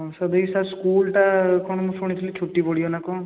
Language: Odia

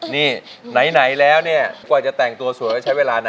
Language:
Thai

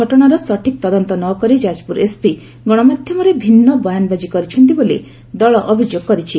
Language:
Odia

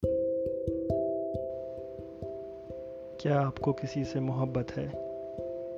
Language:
Urdu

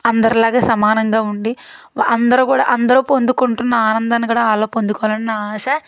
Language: Telugu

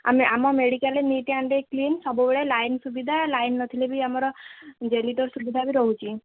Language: Odia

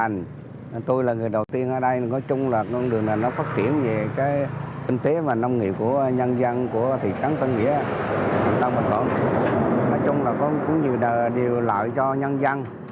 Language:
Vietnamese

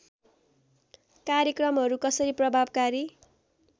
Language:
Nepali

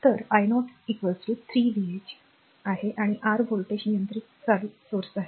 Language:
Marathi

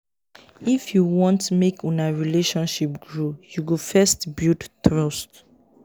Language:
Nigerian Pidgin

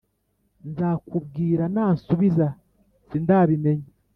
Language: Kinyarwanda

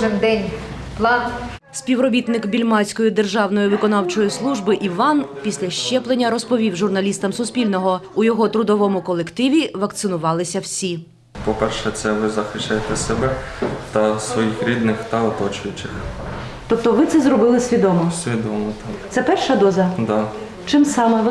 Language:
Ukrainian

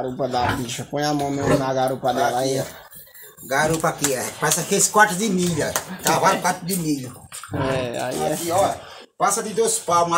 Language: Portuguese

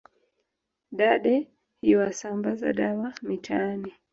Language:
Swahili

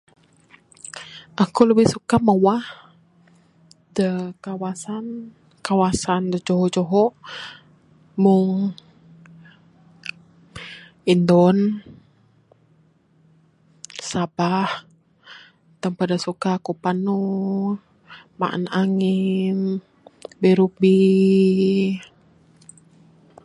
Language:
Bukar-Sadung Bidayuh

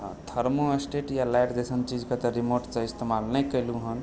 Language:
Maithili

